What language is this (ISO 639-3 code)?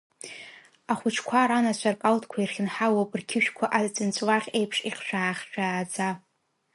abk